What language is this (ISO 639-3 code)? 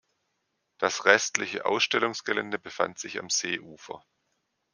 deu